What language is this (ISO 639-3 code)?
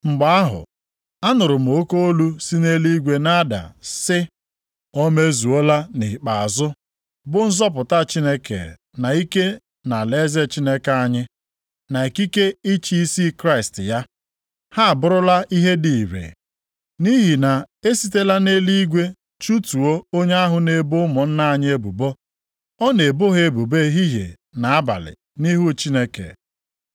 ibo